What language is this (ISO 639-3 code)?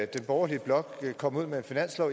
dan